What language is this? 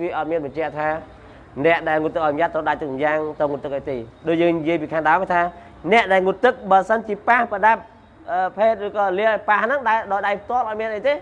Vietnamese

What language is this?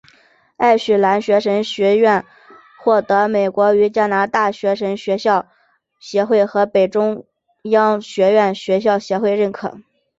Chinese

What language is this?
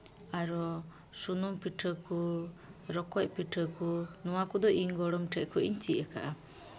Santali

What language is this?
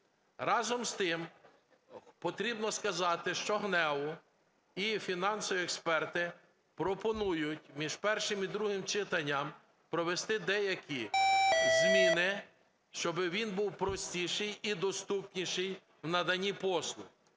Ukrainian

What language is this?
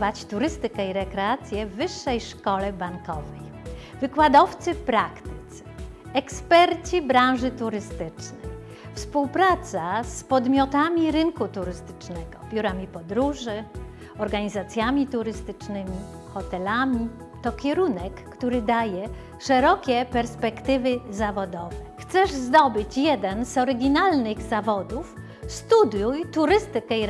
Polish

